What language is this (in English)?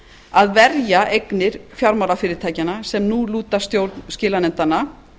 Icelandic